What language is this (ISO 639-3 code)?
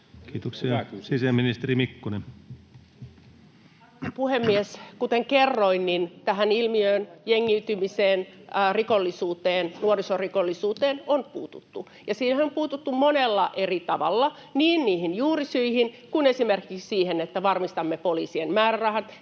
fin